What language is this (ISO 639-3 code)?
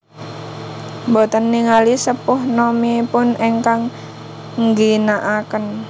jav